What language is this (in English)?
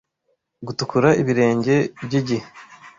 Kinyarwanda